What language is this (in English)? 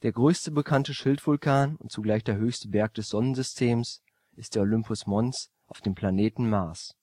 German